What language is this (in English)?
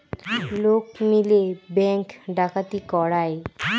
Bangla